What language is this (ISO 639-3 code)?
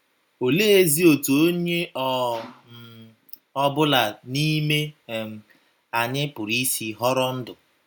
ibo